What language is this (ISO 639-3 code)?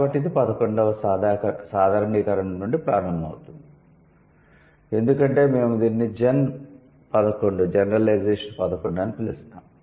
tel